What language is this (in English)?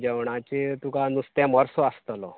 Konkani